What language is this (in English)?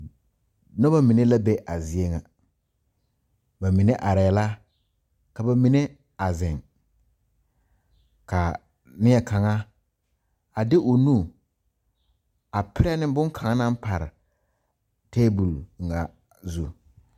Southern Dagaare